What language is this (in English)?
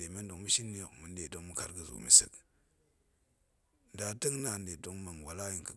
Goemai